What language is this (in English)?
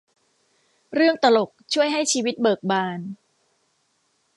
Thai